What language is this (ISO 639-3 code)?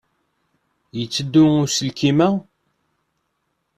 kab